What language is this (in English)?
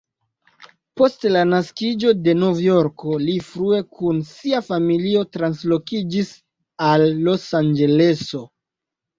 Esperanto